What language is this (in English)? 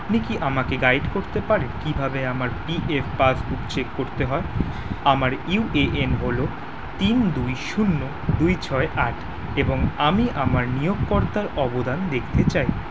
Bangla